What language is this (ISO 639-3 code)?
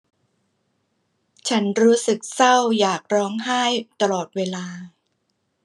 tha